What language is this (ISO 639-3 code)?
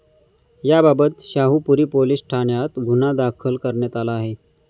mar